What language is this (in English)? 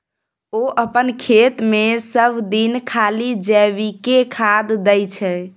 Maithili